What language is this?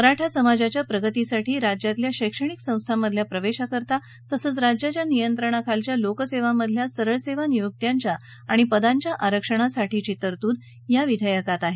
Marathi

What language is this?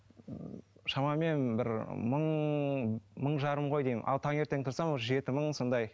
Kazakh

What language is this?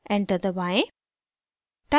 Hindi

